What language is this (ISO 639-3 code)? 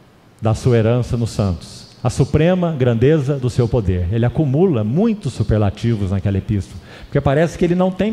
por